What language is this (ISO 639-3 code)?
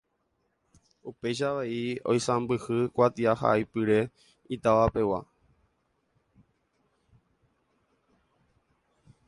grn